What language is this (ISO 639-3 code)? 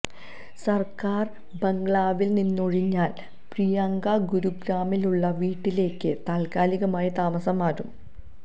mal